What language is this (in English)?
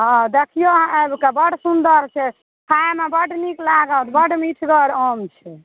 Maithili